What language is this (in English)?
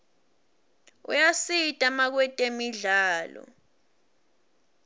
Swati